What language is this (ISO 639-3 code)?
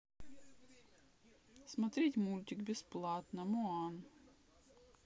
rus